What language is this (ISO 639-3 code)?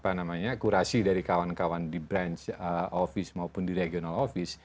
ind